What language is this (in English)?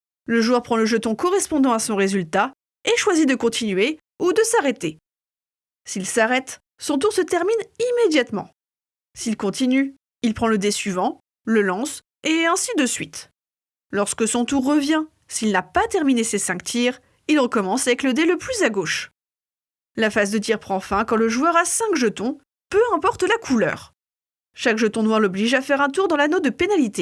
French